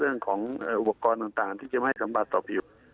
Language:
Thai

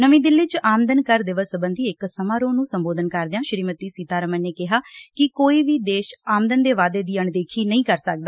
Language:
Punjabi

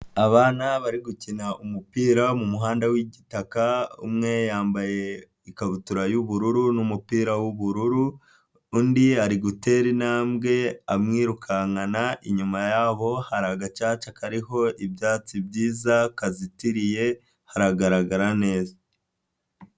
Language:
Kinyarwanda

